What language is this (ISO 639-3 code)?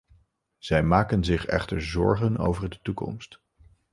nld